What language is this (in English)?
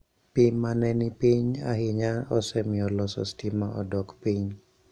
Luo (Kenya and Tanzania)